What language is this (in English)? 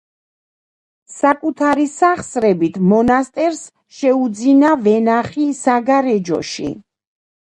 Georgian